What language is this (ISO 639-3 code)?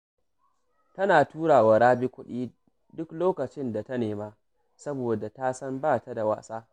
hau